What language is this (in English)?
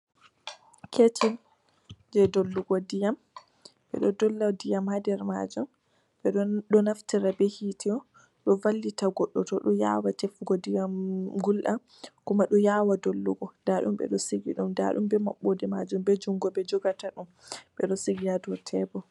Fula